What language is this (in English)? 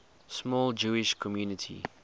English